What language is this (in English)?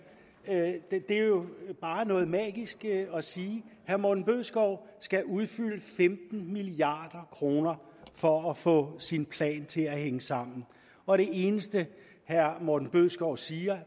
Danish